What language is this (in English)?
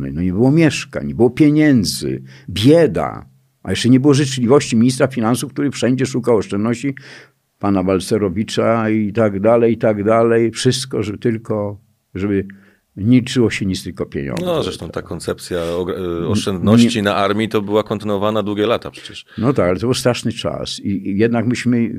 Polish